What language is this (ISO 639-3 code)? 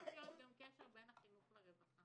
heb